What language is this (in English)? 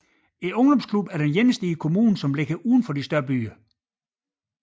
Danish